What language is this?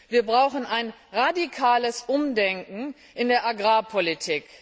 German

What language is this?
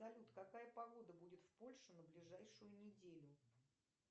Russian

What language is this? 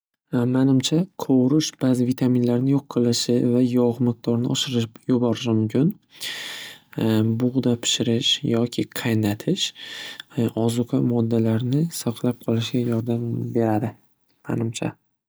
Uzbek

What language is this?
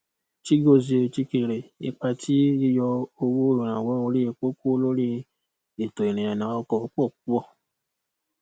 Yoruba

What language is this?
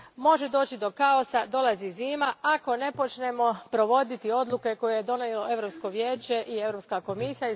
Croatian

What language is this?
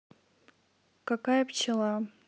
Russian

